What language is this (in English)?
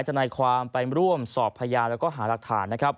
Thai